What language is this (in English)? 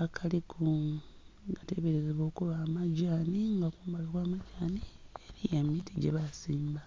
Soga